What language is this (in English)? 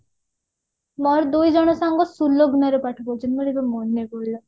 Odia